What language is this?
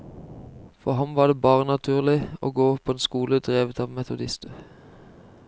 Norwegian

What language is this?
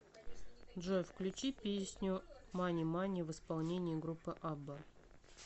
Russian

